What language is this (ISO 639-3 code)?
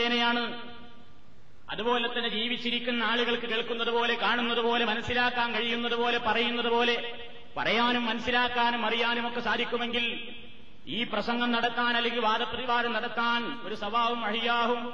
mal